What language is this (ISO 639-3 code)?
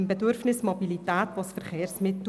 gsw